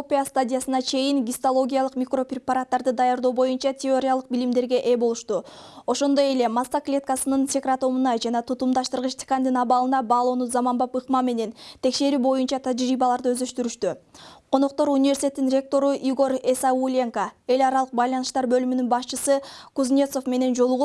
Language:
Turkish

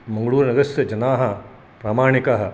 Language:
Sanskrit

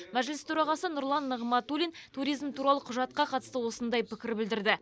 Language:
Kazakh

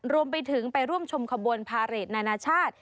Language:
Thai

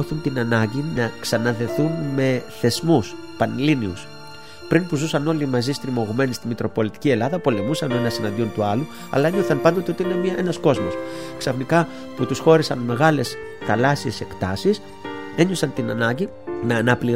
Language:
Greek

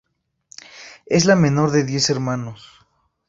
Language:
Spanish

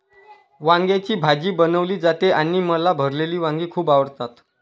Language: Marathi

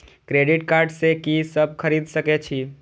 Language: Maithili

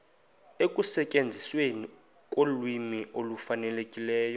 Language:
Xhosa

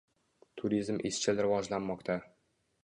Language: Uzbek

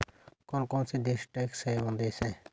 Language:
Hindi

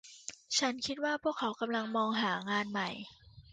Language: Thai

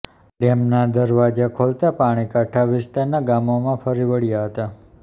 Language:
Gujarati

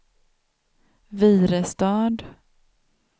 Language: Swedish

